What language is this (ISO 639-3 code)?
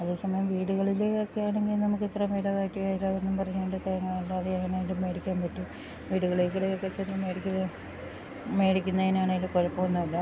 mal